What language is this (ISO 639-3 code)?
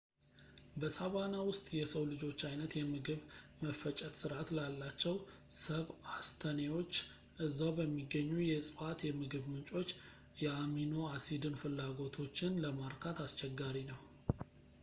amh